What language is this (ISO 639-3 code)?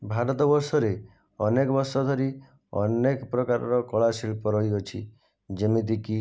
ori